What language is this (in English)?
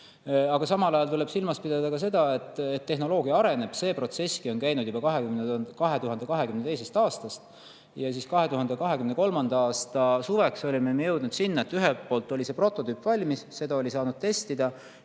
Estonian